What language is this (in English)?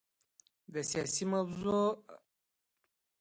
Pashto